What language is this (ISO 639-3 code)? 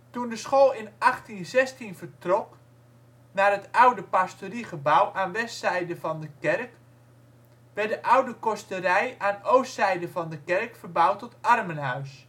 nld